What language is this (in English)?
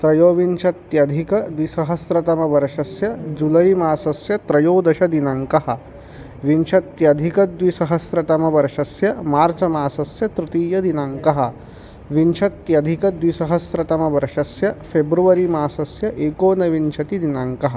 Sanskrit